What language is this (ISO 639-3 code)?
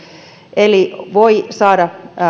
fin